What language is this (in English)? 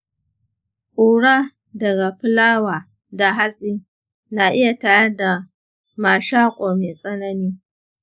Hausa